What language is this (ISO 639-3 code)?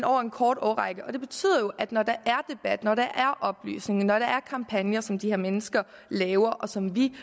dan